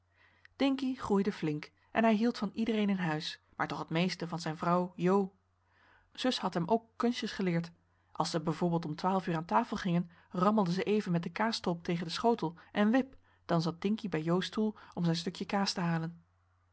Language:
Dutch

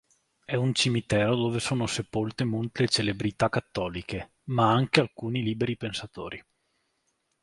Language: Italian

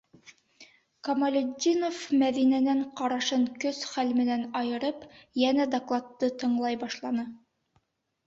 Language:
Bashkir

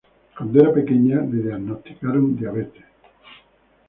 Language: Spanish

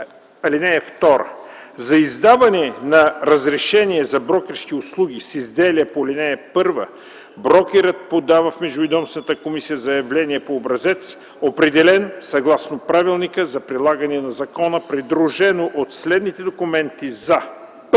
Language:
Bulgarian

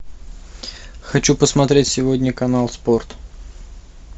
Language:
Russian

